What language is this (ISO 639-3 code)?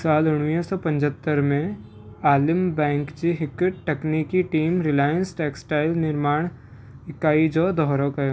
snd